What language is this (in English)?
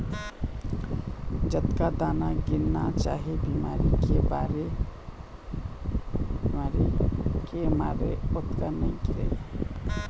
Chhattisgarhi